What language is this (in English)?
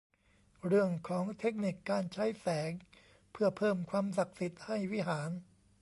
Thai